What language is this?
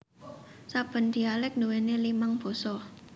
Javanese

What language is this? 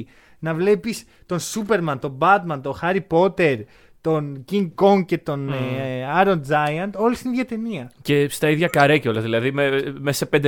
Greek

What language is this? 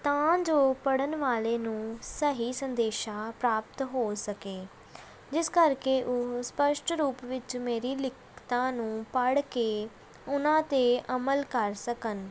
Punjabi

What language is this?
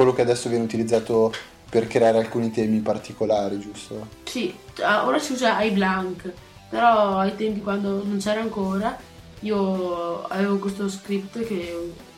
Italian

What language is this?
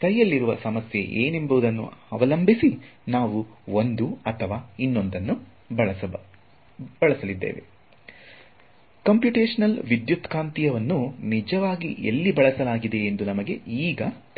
Kannada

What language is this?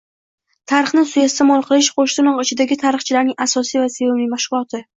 Uzbek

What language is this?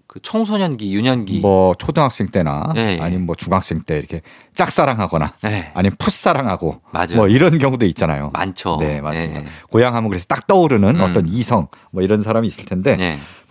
Korean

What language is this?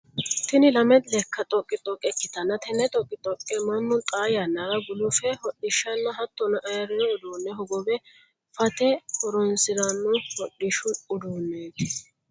Sidamo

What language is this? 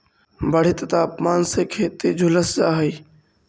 Magahi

